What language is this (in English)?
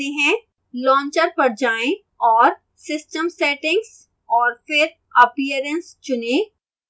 Hindi